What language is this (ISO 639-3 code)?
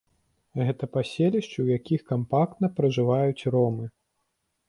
bel